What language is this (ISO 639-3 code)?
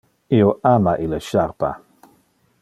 ina